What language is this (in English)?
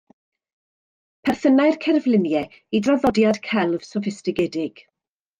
Welsh